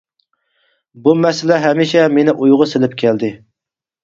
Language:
Uyghur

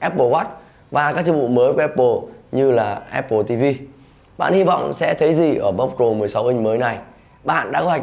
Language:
Vietnamese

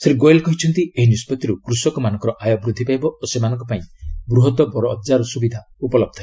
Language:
Odia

